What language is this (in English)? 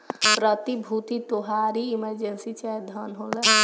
Bhojpuri